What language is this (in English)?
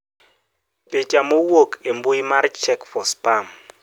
Luo (Kenya and Tanzania)